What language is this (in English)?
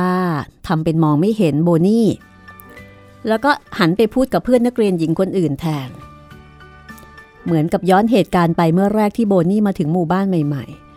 Thai